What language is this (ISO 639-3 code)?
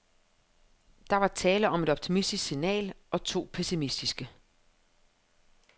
dan